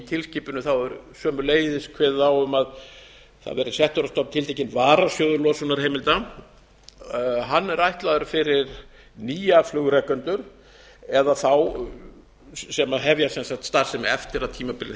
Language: Icelandic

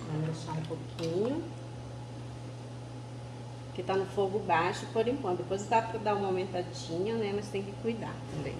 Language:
Portuguese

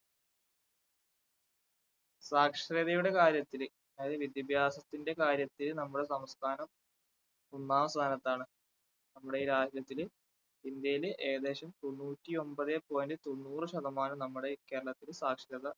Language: Malayalam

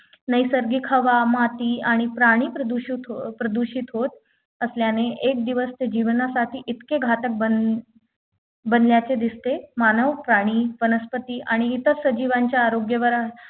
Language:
Marathi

